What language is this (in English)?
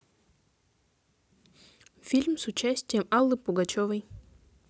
Russian